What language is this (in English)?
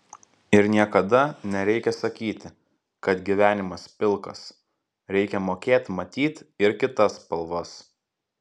Lithuanian